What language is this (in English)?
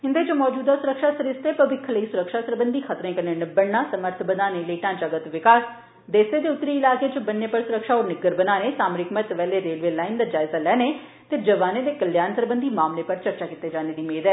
Dogri